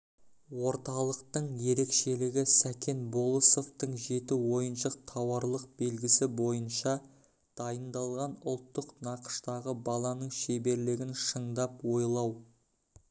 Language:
Kazakh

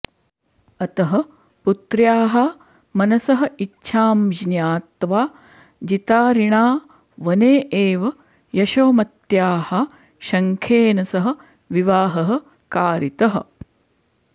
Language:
Sanskrit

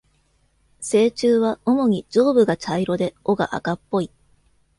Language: Japanese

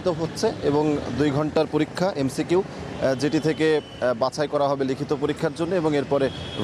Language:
Romanian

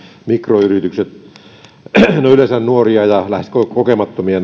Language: Finnish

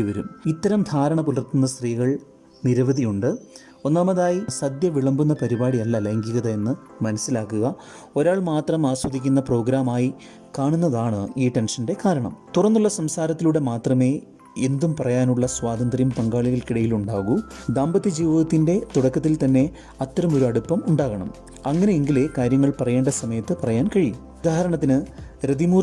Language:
Malayalam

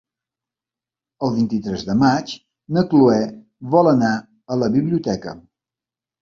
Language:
Catalan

